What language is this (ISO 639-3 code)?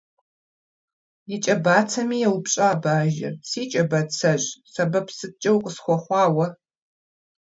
kbd